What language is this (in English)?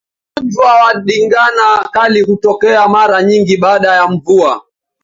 Swahili